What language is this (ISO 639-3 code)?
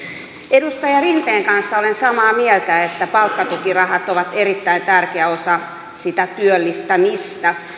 fin